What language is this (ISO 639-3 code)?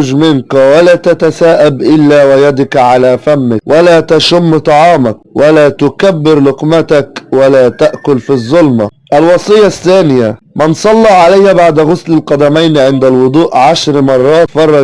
ara